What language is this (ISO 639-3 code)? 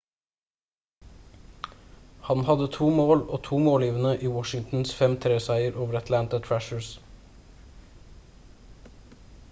nob